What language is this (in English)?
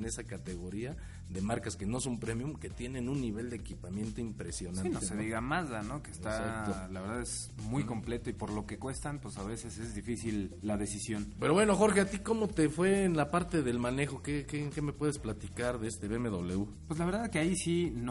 Spanish